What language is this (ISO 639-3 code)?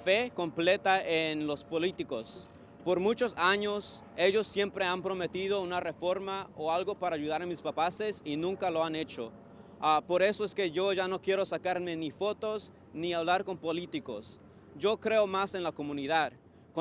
spa